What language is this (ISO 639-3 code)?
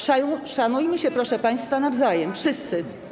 pol